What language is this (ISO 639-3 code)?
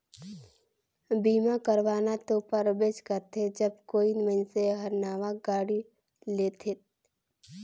hne